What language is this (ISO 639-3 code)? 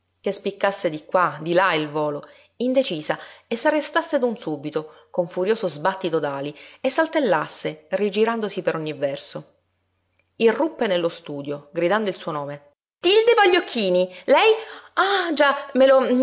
ita